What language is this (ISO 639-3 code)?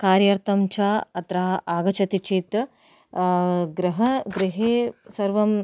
san